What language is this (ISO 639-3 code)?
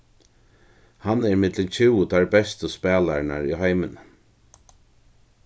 fao